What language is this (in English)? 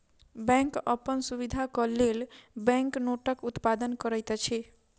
Maithili